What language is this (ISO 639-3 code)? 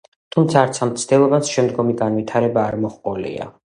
kat